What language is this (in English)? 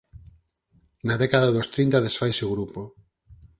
Galician